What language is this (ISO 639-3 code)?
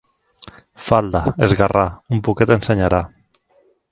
cat